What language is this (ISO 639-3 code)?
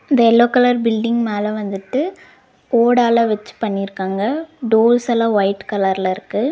tam